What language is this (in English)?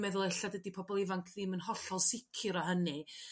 Welsh